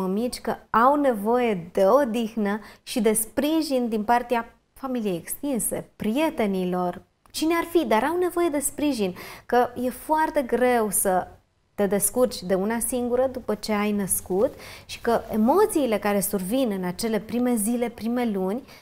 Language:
Romanian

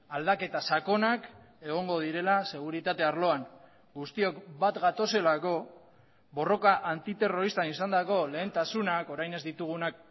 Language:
Basque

